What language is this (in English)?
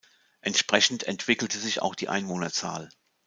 German